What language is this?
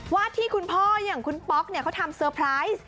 Thai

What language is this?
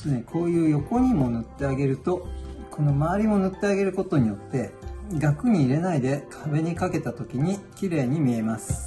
Japanese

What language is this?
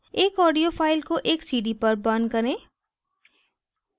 Hindi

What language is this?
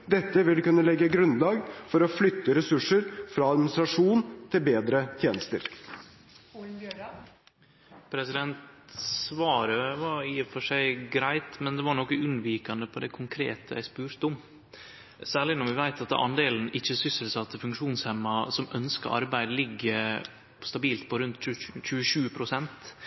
Norwegian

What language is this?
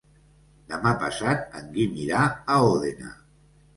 Catalan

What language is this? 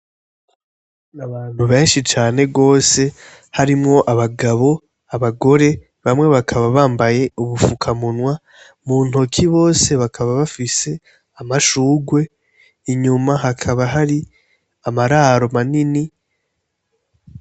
Rundi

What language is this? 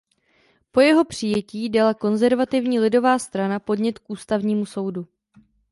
Czech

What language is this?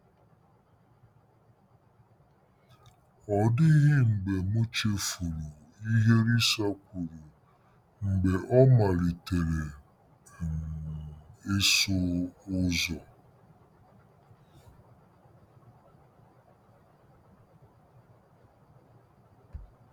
Igbo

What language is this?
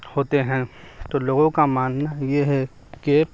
Urdu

